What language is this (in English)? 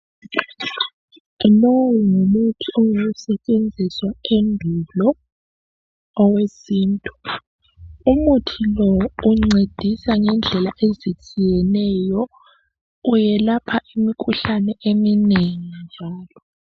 North Ndebele